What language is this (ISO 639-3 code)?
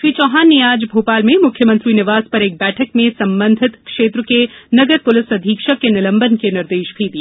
hin